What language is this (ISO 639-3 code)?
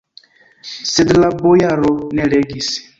epo